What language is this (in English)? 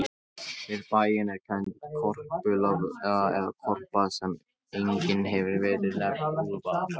Icelandic